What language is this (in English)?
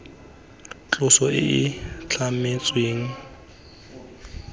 Tswana